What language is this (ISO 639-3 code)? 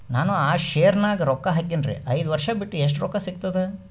kan